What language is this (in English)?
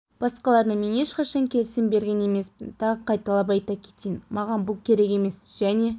Kazakh